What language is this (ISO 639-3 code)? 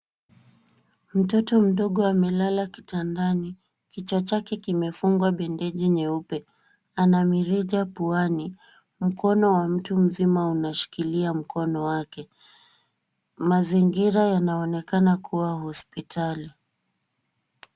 swa